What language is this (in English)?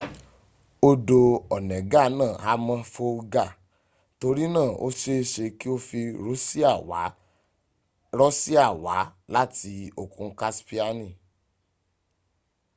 Yoruba